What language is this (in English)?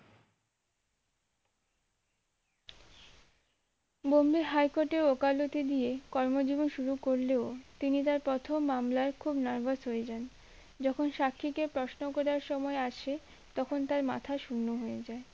Bangla